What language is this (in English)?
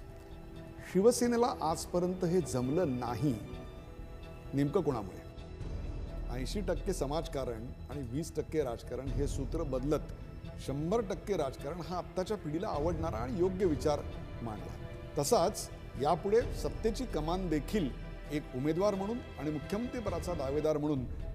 Italian